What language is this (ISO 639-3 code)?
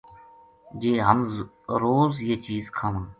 gju